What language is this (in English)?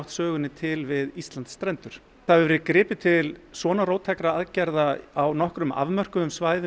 Icelandic